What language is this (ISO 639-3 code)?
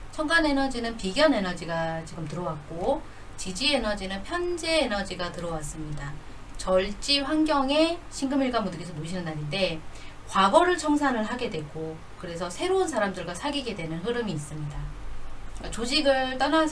kor